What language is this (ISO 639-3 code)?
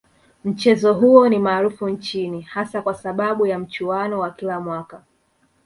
swa